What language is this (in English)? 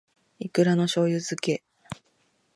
Japanese